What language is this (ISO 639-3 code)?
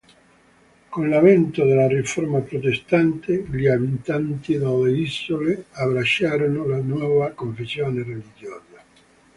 ita